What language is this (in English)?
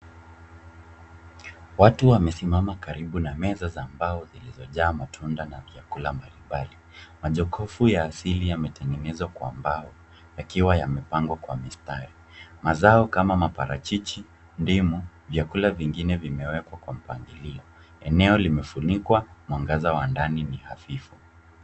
Swahili